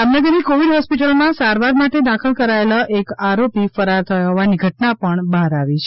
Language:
Gujarati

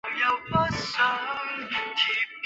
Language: Chinese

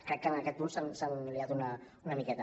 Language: Catalan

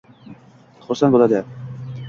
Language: Uzbek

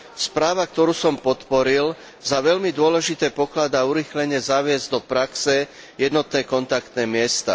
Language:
Slovak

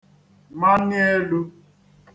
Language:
Igbo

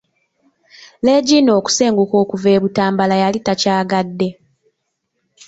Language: Ganda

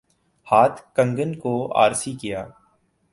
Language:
Urdu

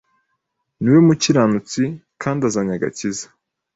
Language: Kinyarwanda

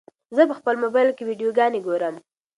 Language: Pashto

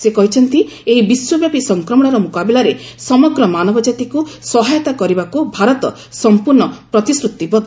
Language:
Odia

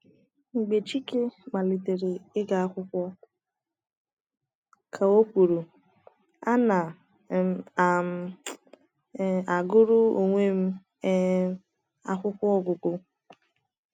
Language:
Igbo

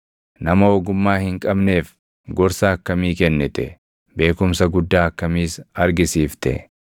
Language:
Oromo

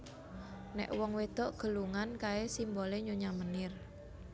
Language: Javanese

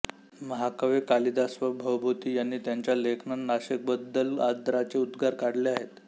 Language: Marathi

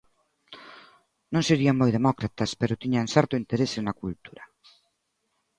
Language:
Galician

